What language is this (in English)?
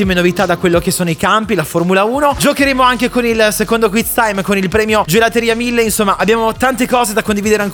Italian